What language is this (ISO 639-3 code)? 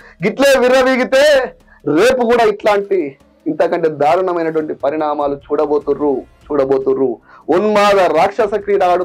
tel